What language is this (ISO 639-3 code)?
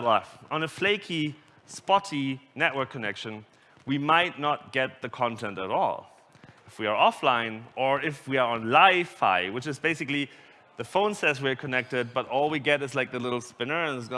eng